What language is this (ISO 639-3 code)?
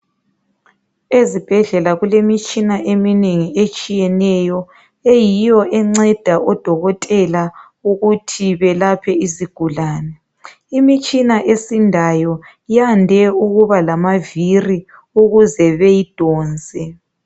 nde